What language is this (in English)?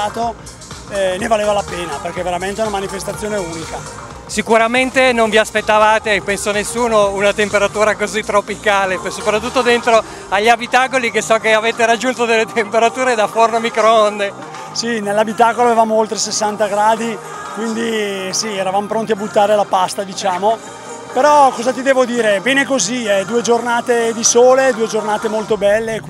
Italian